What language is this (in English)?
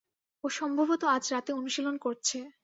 Bangla